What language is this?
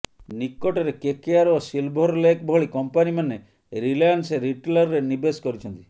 Odia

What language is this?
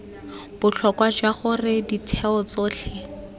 Tswana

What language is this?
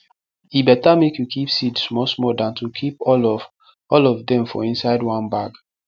Nigerian Pidgin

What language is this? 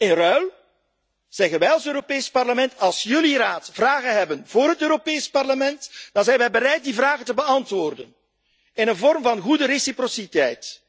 Dutch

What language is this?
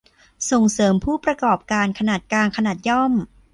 Thai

